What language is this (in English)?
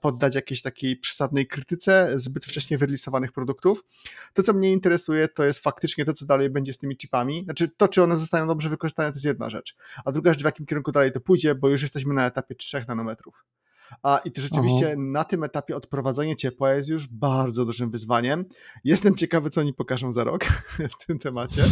Polish